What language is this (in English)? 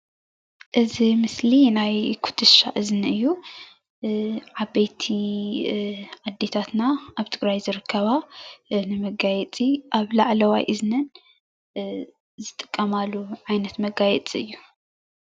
Tigrinya